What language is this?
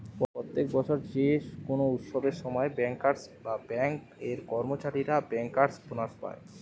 Bangla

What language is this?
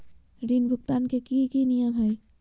Magahi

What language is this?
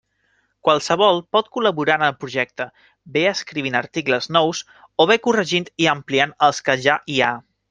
Catalan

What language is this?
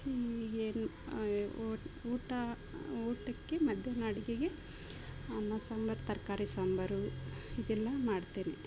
Kannada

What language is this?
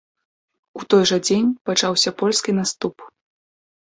Belarusian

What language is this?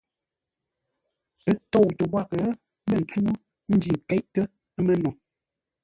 Ngombale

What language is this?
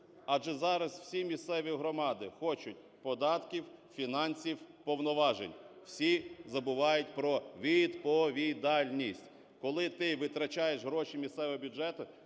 Ukrainian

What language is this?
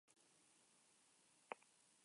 Basque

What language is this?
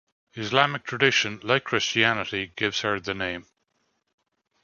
English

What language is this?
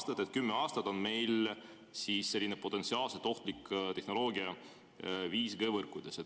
Estonian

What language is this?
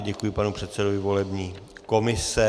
Czech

